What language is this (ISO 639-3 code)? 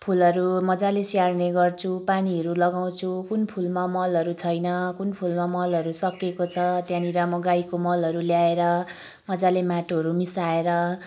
nep